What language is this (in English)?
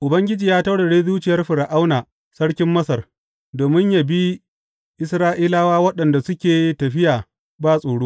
Hausa